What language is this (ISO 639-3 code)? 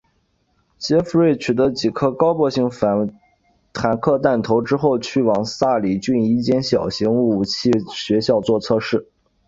zho